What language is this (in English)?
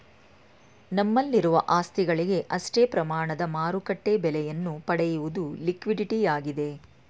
Kannada